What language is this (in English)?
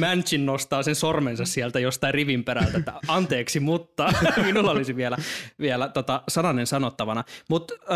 Finnish